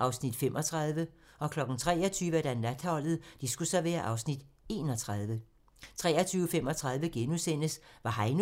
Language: Danish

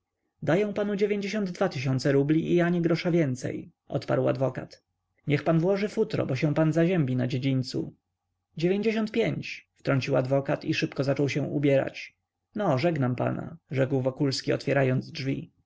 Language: Polish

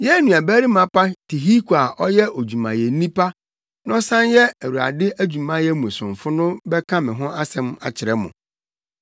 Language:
Akan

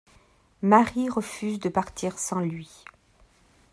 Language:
French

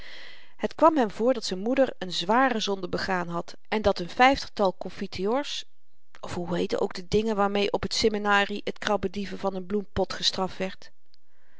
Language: Dutch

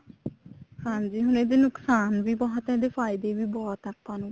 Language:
Punjabi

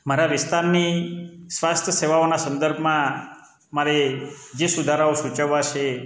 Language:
Gujarati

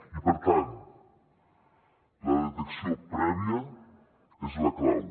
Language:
Catalan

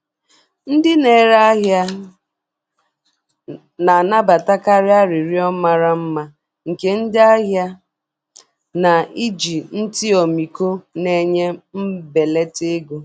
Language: Igbo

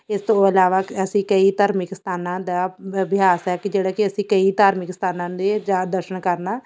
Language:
Punjabi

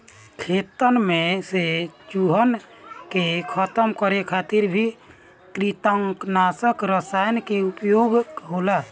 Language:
Bhojpuri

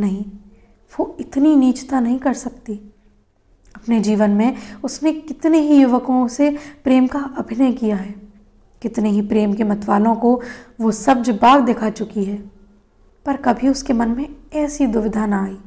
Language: Hindi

